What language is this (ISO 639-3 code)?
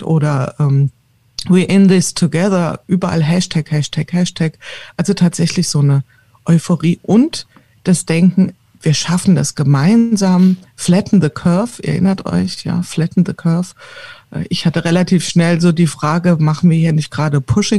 deu